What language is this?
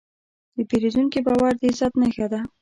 Pashto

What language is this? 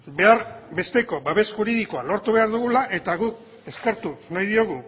Basque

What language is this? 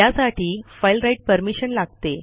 Marathi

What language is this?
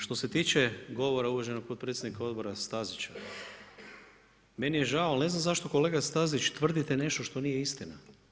Croatian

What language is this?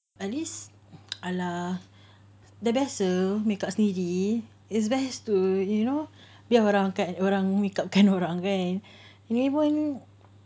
English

